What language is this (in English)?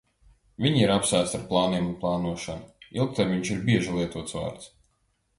Latvian